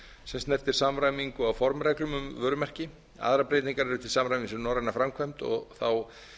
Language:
Icelandic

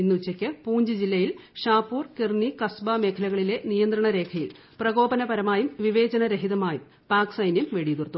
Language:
Malayalam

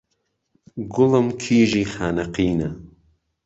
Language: Central Kurdish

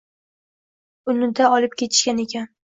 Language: Uzbek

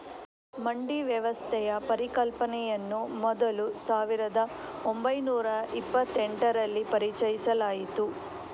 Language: Kannada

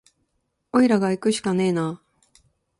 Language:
Japanese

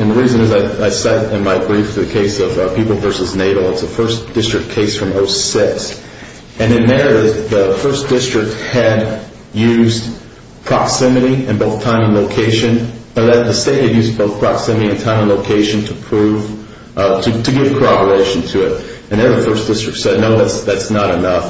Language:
English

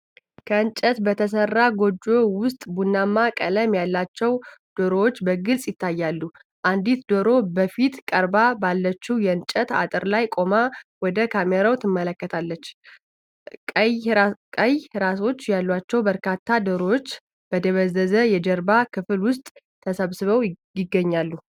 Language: Amharic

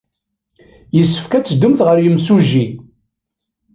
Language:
Kabyle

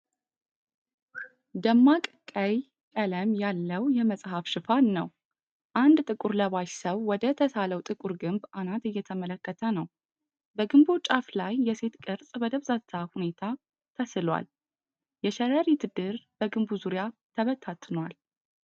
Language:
Amharic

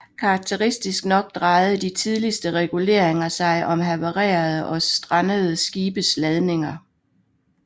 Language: Danish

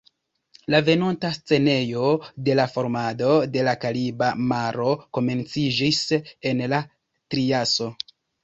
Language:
Esperanto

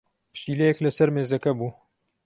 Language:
Central Kurdish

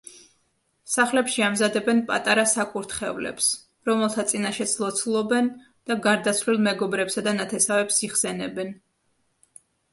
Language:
Georgian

